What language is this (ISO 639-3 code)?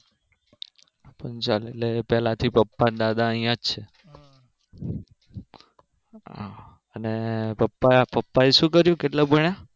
guj